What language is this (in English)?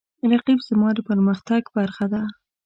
Pashto